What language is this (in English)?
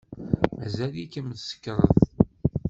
Kabyle